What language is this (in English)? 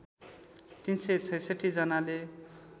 Nepali